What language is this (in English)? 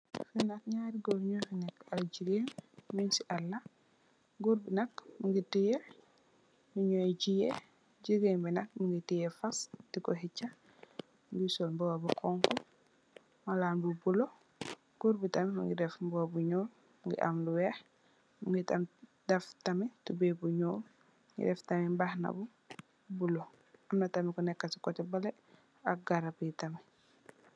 Wolof